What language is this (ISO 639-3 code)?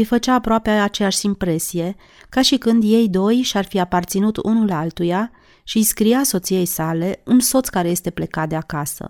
ron